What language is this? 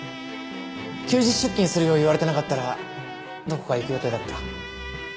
Japanese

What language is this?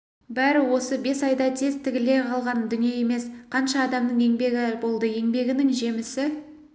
Kazakh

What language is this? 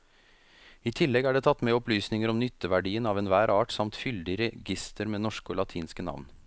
Norwegian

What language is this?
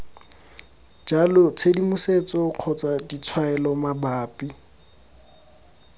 Tswana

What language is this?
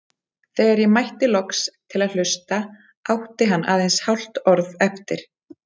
Icelandic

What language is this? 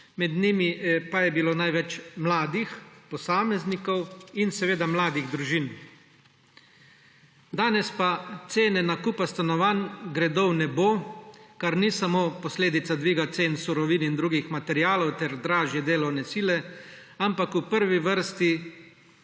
Slovenian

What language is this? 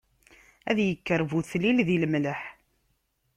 Kabyle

